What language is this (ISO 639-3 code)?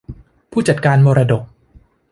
tha